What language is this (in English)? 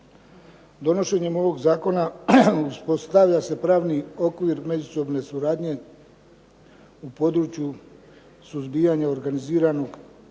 Croatian